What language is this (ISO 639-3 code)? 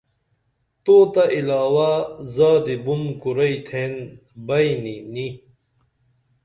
dml